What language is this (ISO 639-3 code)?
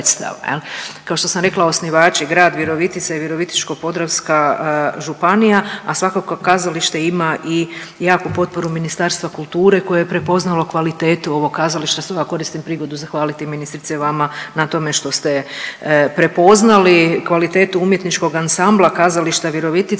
hrv